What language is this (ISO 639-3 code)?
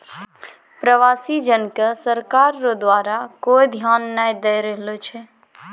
mai